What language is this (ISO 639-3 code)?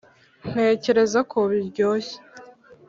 kin